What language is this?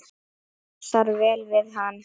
Icelandic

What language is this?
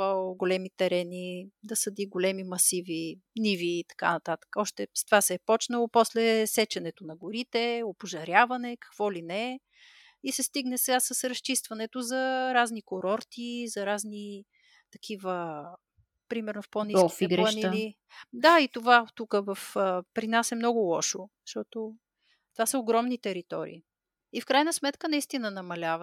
Bulgarian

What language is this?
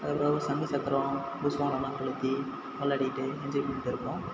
Tamil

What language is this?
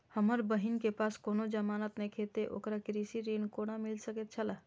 Maithili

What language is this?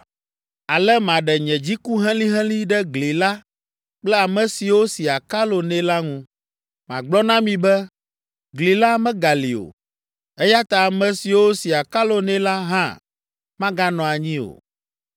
Ewe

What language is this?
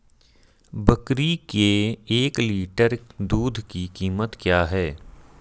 Hindi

